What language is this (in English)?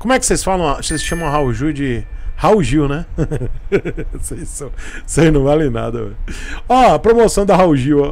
Portuguese